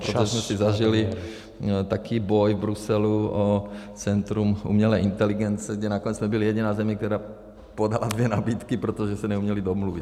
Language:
Czech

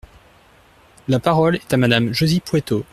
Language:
French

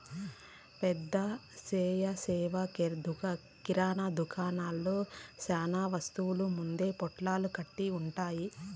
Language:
Telugu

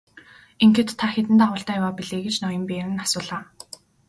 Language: Mongolian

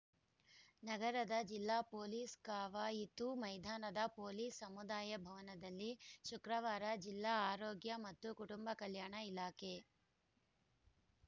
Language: Kannada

